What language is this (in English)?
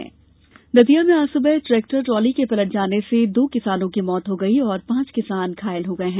Hindi